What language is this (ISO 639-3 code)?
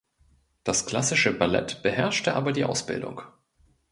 deu